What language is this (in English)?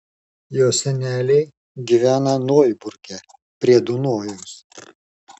Lithuanian